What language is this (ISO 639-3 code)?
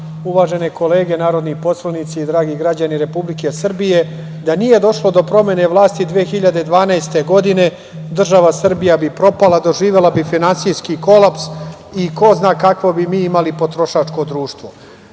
srp